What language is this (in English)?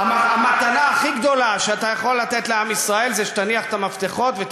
Hebrew